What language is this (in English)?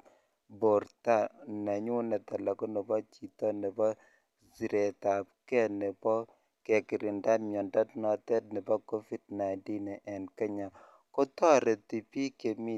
Kalenjin